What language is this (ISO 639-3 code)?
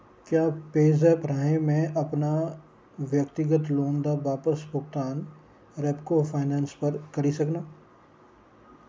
doi